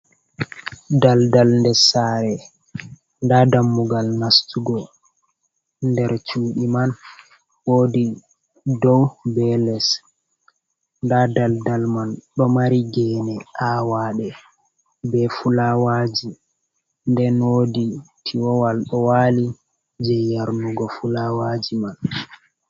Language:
Fula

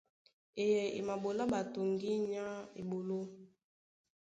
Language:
Duala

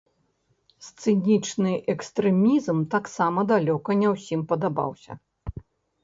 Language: Belarusian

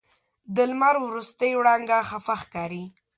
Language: Pashto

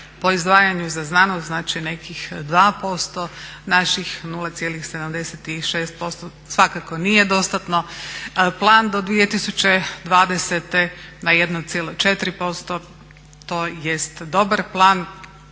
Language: Croatian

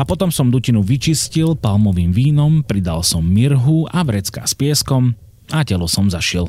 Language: Slovak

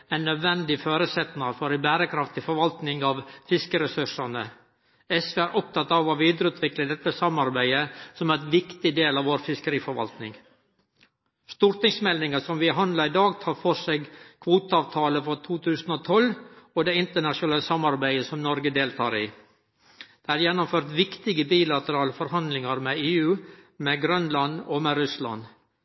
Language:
Norwegian Nynorsk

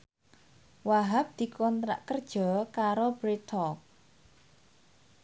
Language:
Javanese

